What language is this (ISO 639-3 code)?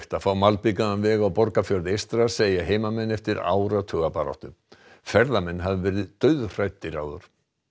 isl